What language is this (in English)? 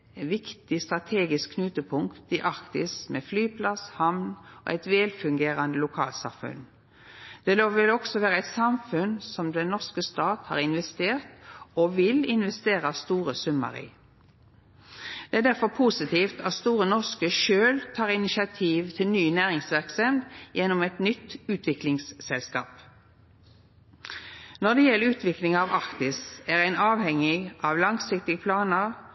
Norwegian Nynorsk